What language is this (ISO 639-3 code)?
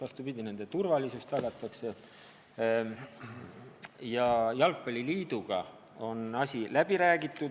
est